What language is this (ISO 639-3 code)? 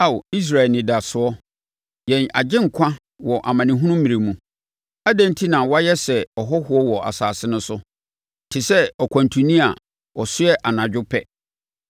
aka